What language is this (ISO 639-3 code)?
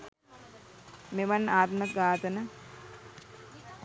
sin